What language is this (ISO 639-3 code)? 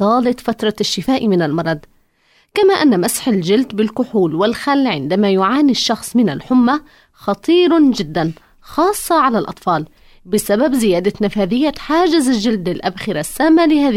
ara